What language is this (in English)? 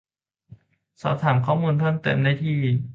Thai